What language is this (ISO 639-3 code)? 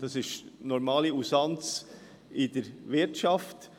gsw